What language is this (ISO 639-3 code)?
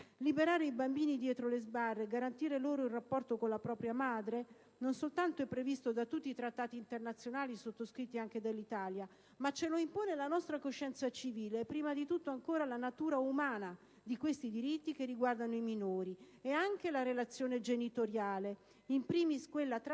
ita